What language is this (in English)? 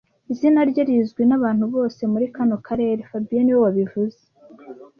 Kinyarwanda